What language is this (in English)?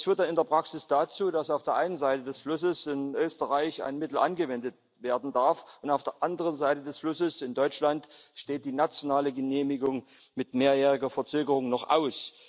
German